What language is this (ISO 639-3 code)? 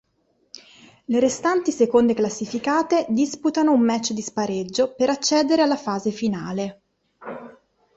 ita